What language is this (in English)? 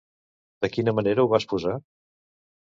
Catalan